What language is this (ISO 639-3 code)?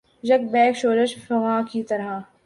urd